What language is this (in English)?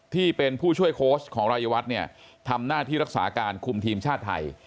Thai